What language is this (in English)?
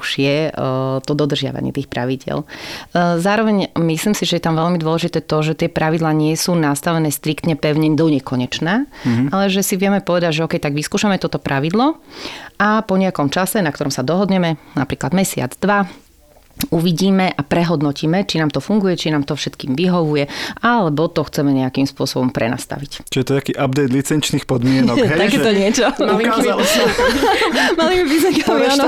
Slovak